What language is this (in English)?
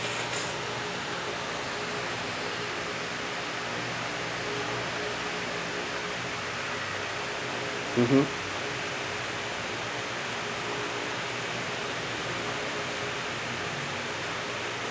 English